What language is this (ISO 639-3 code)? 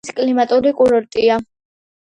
kat